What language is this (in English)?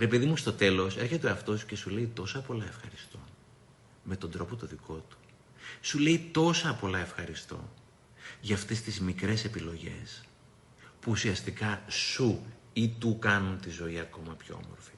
Greek